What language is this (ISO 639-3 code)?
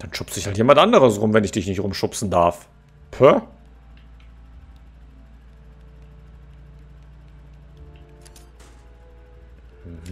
deu